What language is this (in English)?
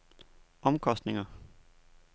Danish